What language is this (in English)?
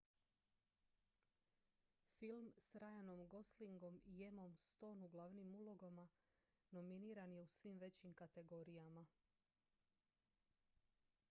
Croatian